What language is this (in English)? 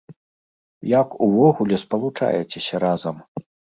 Belarusian